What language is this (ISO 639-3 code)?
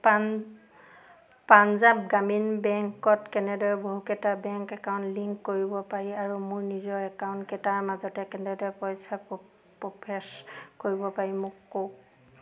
asm